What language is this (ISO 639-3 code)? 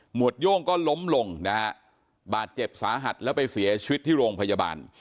tha